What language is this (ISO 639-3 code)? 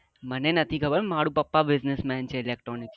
guj